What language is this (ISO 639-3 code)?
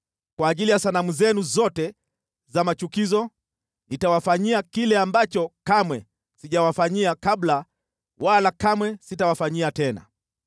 swa